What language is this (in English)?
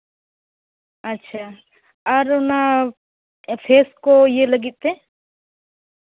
Santali